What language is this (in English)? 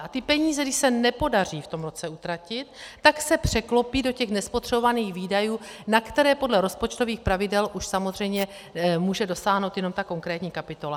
Czech